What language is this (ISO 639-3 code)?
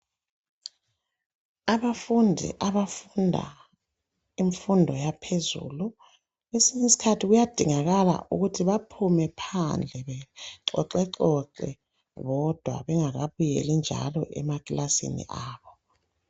nde